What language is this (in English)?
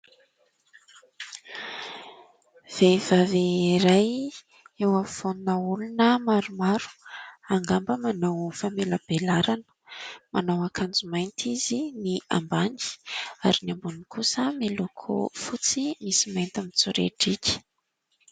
Malagasy